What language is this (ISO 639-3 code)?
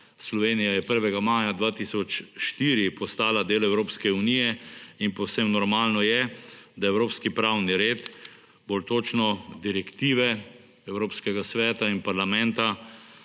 slv